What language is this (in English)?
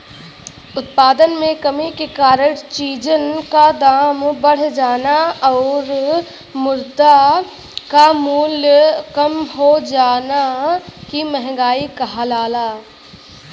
Bhojpuri